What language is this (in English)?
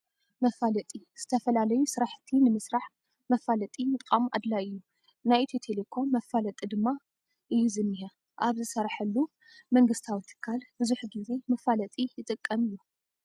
Tigrinya